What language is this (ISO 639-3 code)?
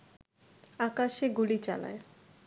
ben